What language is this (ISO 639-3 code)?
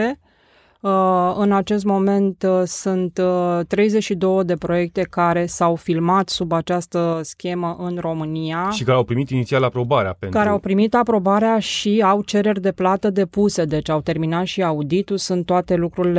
ron